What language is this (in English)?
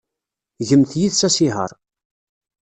Kabyle